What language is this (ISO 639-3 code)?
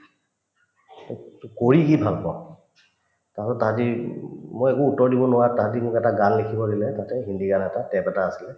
asm